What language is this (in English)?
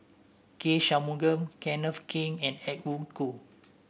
English